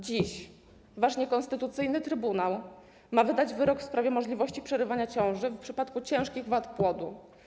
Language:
Polish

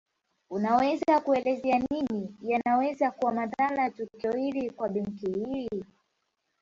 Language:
Swahili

